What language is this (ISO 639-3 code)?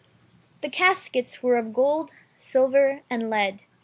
eng